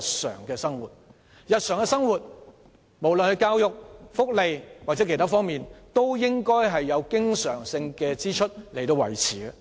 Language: Cantonese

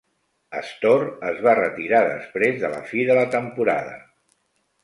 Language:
Catalan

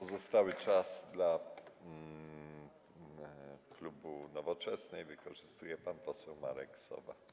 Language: Polish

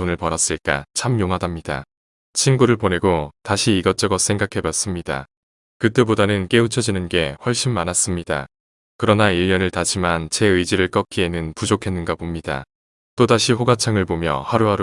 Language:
Korean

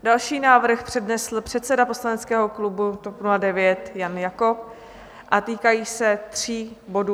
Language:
Czech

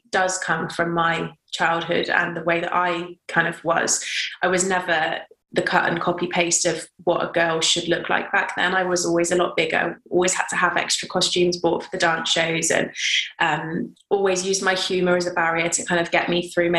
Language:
English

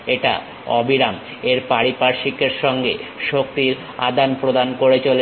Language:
Bangla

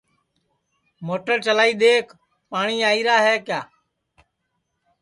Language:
Sansi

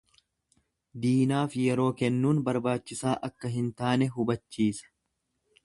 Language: Oromo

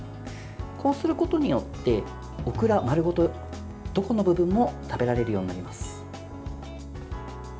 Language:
Japanese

